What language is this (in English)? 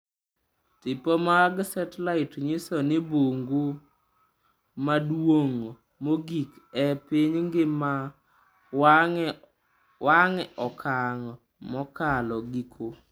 Luo (Kenya and Tanzania)